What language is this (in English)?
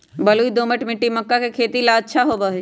Magahi